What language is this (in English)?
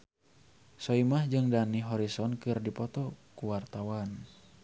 Sundanese